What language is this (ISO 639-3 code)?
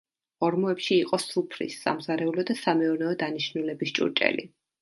kat